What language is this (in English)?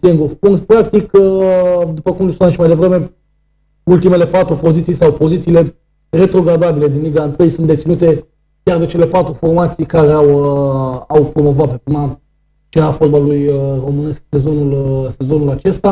Romanian